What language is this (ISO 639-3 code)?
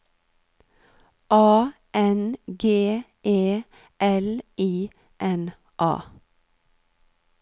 nor